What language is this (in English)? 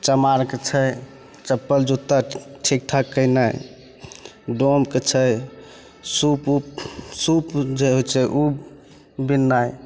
Maithili